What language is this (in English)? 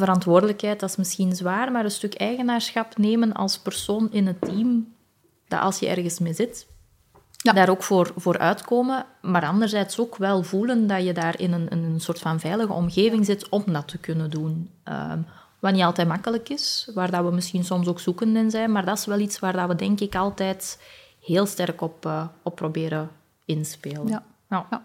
Dutch